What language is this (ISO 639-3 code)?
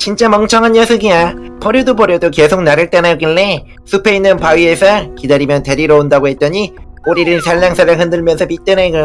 kor